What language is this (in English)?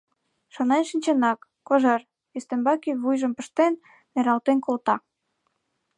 Mari